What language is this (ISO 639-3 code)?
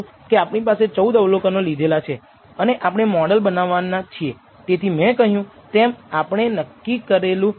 guj